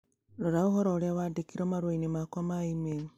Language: Kikuyu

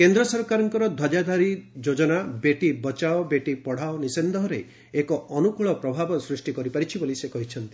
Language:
Odia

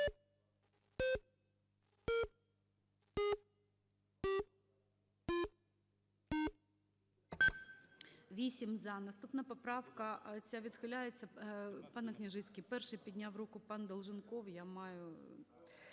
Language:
Ukrainian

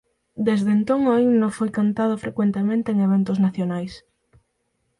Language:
Galician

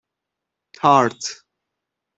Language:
Persian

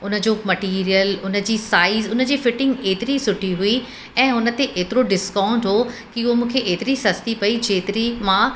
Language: Sindhi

